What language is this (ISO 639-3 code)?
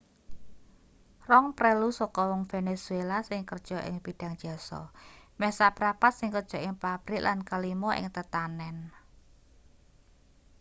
jav